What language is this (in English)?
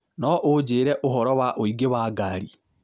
Kikuyu